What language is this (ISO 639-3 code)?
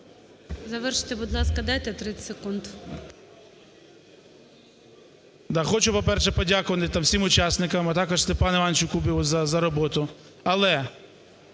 ukr